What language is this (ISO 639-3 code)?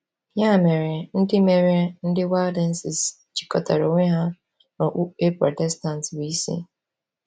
ibo